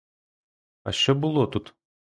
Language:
Ukrainian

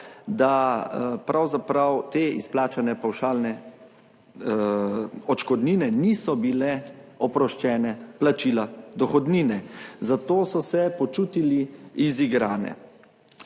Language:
Slovenian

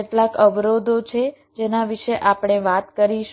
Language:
Gujarati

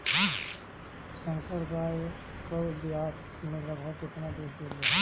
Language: Bhojpuri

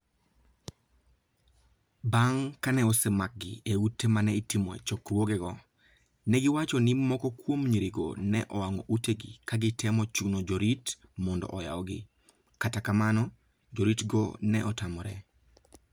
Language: Luo (Kenya and Tanzania)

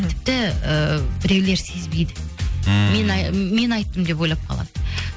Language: Kazakh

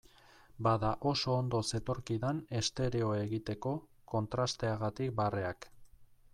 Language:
Basque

